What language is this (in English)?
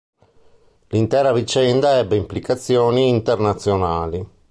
Italian